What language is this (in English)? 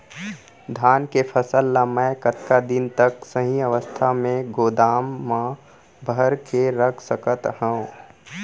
Chhattisgarhi